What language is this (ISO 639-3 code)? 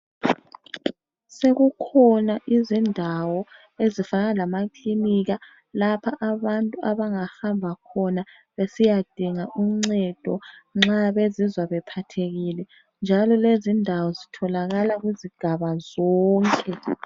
nde